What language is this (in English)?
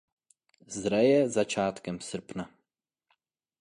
Czech